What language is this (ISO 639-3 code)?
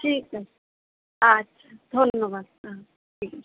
ben